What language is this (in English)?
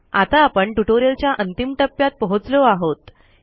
Marathi